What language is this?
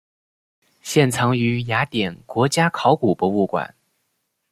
Chinese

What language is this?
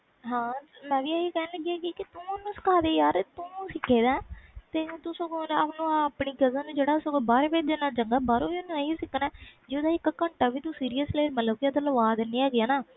Punjabi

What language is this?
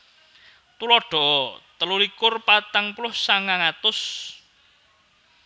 Javanese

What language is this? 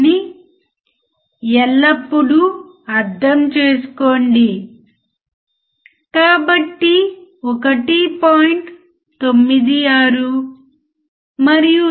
Telugu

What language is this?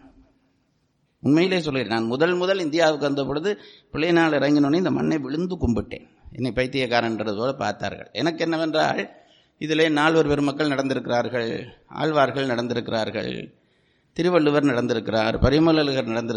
Tamil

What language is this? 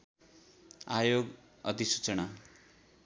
Nepali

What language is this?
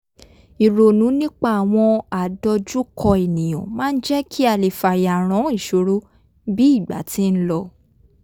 Yoruba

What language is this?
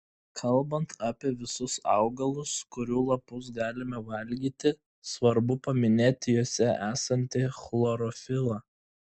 Lithuanian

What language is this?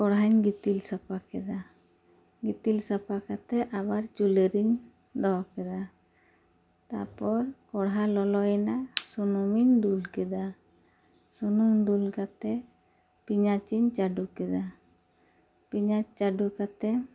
Santali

